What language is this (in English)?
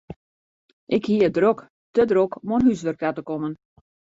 Western Frisian